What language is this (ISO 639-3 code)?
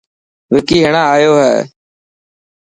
mki